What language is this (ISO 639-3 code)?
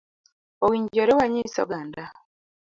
luo